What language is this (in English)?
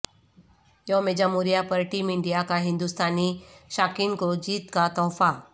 Urdu